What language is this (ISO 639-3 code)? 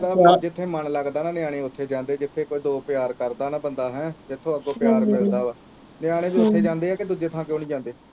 pan